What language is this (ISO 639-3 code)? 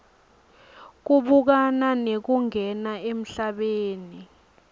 ssw